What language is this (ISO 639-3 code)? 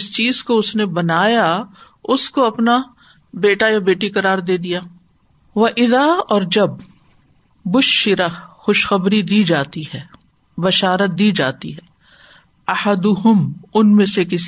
urd